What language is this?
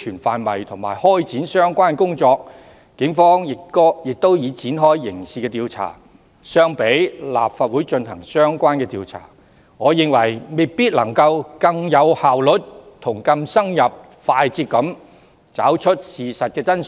Cantonese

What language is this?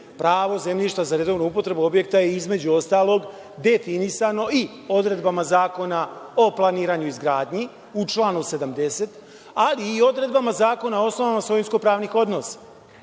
Serbian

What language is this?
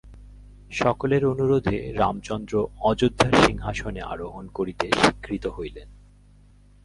Bangla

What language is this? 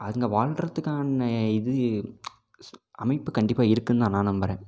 Tamil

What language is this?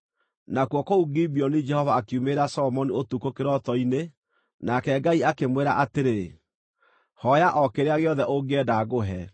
Kikuyu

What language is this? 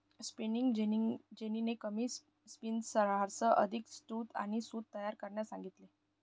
Marathi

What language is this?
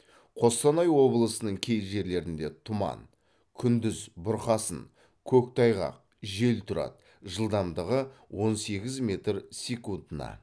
Kazakh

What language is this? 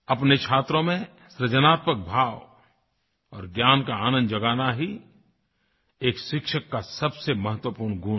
Hindi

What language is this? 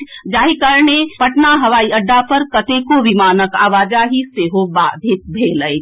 Maithili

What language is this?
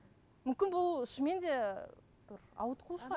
Kazakh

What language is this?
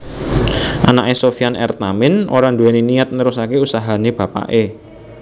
Javanese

